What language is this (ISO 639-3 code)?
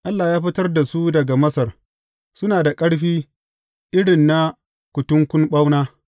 hau